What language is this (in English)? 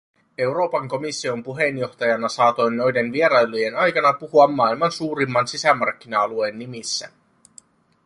Finnish